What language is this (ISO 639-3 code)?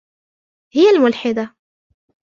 ara